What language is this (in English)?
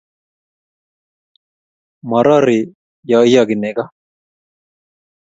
Kalenjin